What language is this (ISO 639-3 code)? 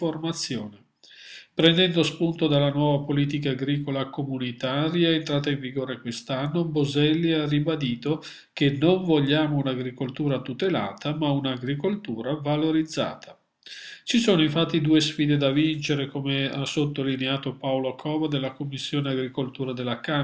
ita